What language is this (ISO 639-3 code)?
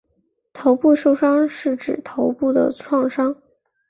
zho